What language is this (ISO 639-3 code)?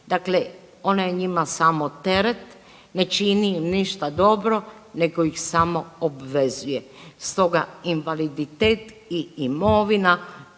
hrv